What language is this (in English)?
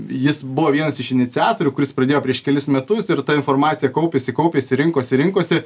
Lithuanian